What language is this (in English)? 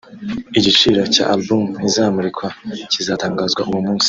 Kinyarwanda